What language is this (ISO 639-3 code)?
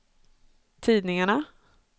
swe